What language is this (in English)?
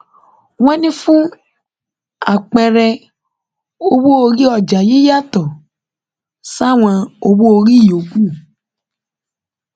Yoruba